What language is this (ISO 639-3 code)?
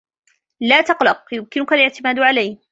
ara